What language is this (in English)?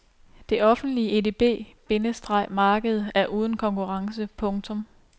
Danish